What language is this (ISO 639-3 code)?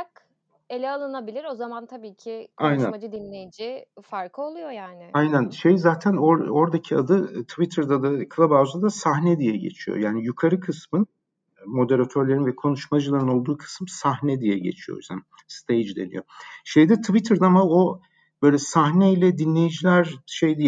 tur